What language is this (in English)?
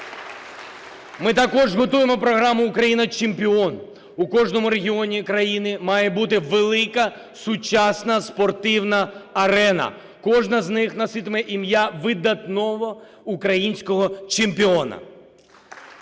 Ukrainian